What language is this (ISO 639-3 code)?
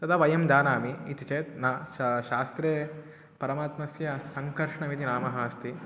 san